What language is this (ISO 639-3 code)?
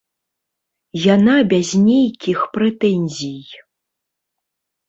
bel